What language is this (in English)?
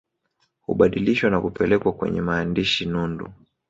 Swahili